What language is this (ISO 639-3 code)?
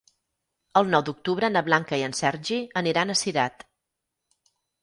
cat